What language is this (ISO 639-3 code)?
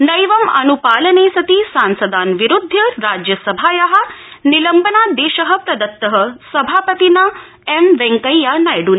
san